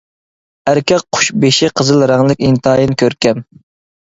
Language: Uyghur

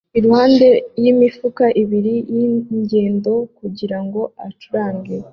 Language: Kinyarwanda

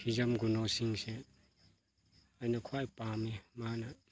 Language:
Manipuri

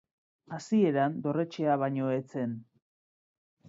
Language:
Basque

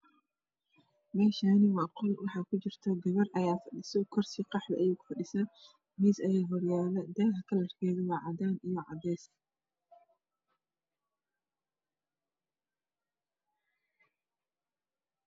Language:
Somali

